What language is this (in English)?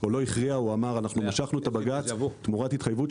Hebrew